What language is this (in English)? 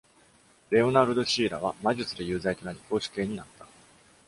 Japanese